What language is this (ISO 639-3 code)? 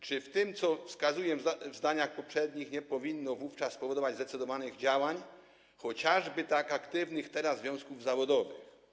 pol